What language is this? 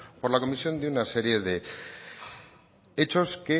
Spanish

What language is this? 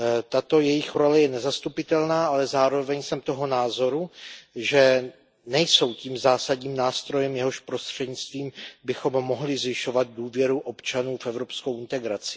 Czech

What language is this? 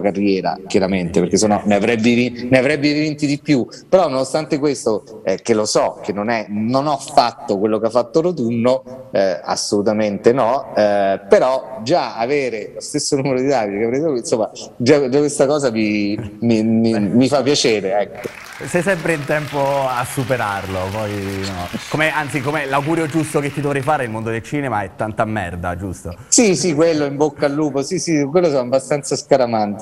Italian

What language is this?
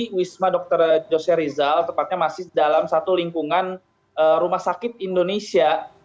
Indonesian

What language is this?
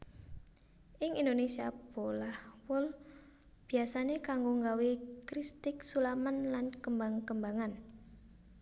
Javanese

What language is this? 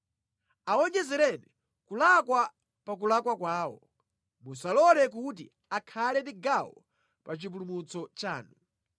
Nyanja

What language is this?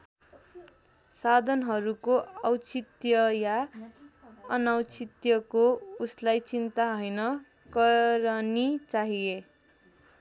Nepali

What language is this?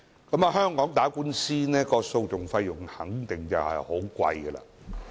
Cantonese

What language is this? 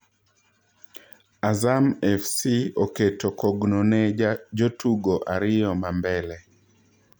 Luo (Kenya and Tanzania)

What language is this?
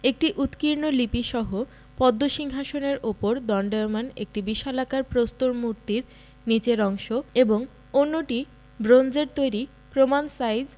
Bangla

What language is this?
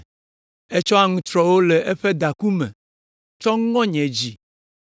Ewe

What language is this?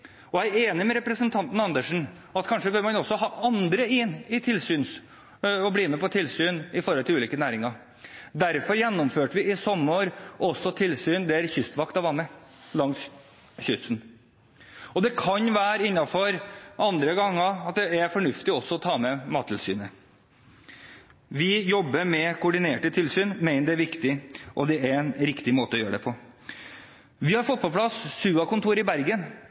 Norwegian Bokmål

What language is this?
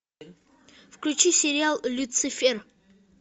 Russian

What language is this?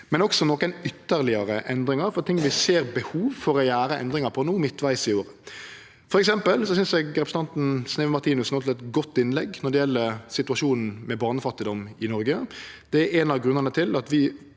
Norwegian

